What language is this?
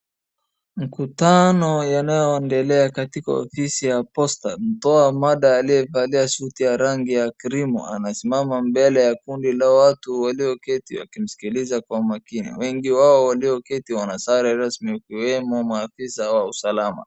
Swahili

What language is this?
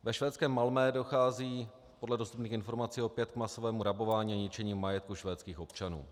Czech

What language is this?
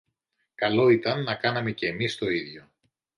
Greek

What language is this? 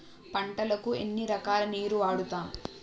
Telugu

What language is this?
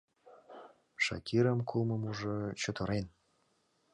Mari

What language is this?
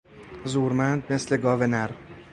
Persian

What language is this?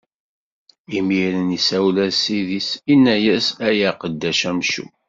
Kabyle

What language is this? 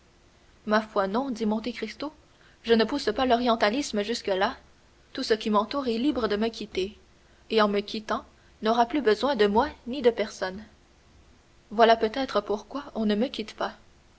French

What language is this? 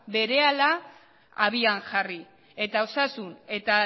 Basque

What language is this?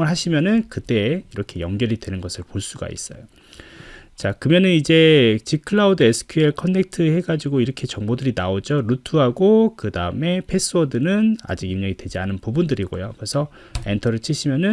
Korean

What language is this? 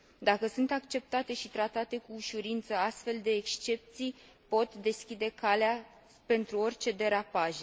Romanian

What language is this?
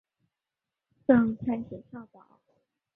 Chinese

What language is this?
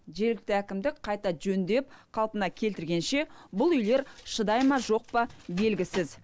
Kazakh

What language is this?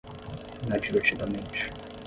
Portuguese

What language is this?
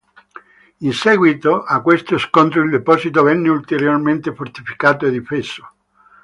Italian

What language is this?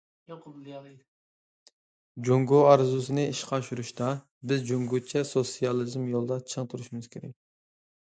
Uyghur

